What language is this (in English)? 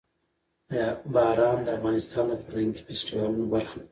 Pashto